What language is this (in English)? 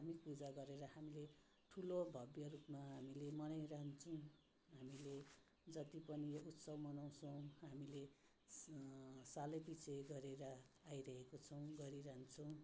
Nepali